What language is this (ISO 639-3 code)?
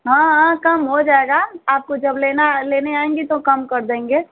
hin